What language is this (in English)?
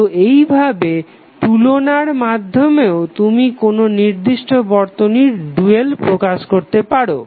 Bangla